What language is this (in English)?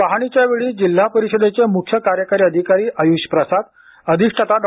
Marathi